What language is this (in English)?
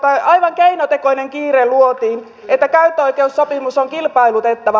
Finnish